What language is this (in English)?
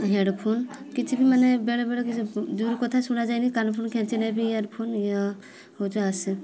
Odia